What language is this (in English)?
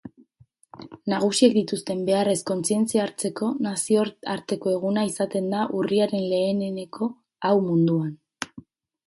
Basque